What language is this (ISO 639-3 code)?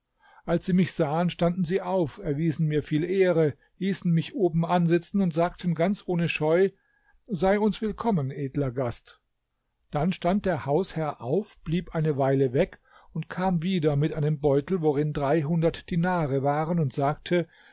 deu